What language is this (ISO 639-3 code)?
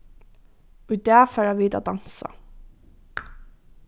fao